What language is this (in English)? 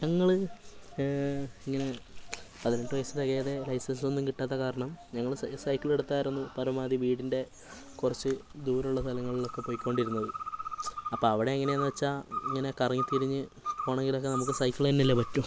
Malayalam